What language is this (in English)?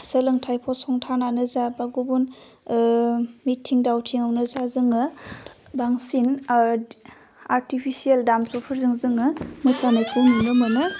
Bodo